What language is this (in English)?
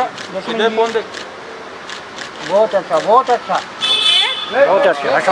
Romanian